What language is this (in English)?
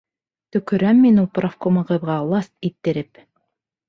Bashkir